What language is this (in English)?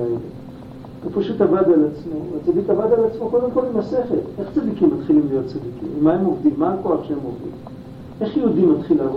Hebrew